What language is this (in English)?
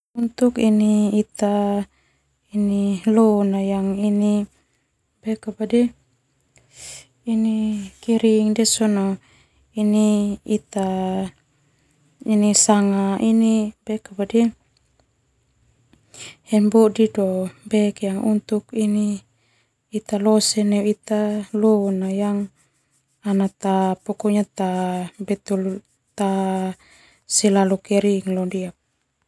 Termanu